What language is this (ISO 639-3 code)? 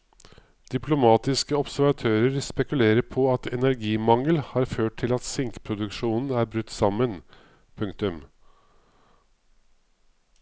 nor